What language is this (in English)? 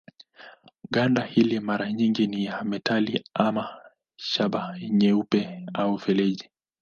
Swahili